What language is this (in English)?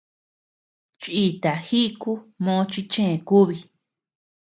Tepeuxila Cuicatec